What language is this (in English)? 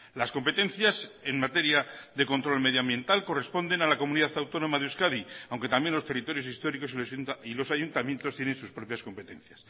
Spanish